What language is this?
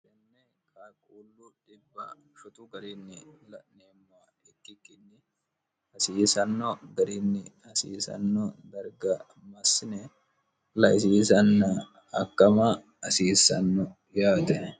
Sidamo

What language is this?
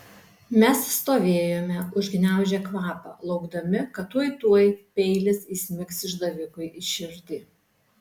Lithuanian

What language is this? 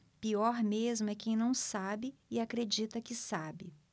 Portuguese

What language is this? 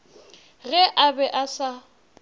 Northern Sotho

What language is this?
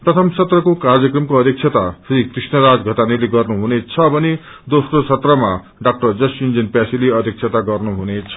Nepali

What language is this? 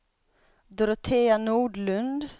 Swedish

